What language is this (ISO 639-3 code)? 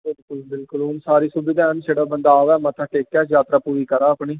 doi